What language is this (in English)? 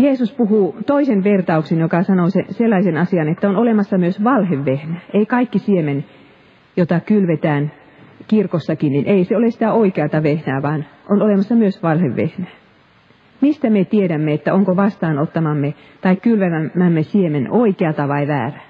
Finnish